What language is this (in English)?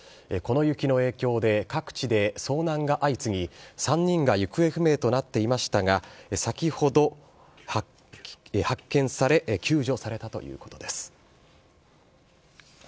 Japanese